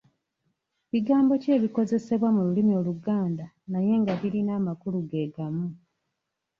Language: Ganda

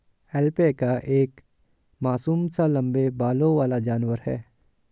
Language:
Hindi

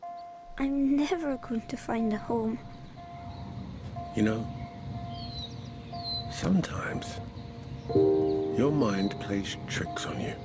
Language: English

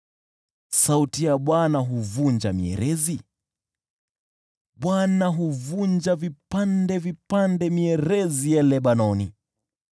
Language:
Swahili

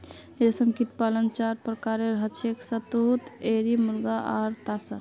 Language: Magahi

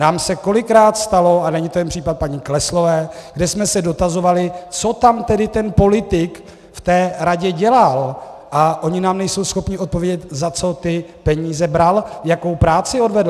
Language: Czech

